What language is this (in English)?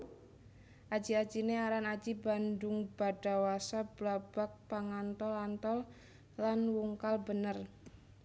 Javanese